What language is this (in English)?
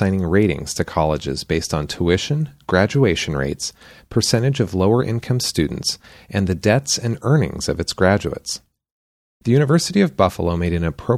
English